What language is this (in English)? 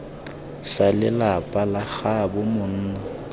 Tswana